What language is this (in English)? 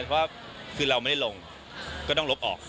Thai